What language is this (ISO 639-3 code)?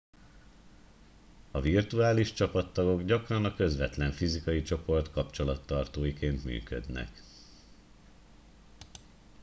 hun